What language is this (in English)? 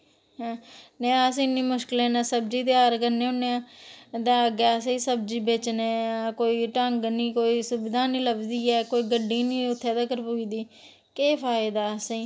Dogri